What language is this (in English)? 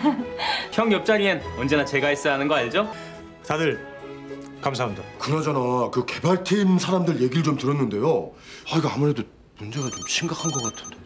Korean